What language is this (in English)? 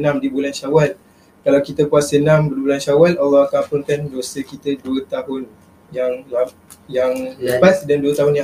Malay